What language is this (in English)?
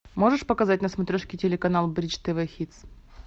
Russian